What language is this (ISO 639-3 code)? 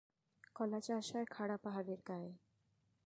ben